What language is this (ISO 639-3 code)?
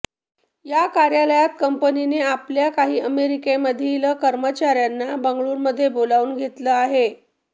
mar